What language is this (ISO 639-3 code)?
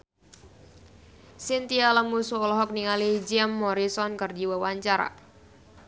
sun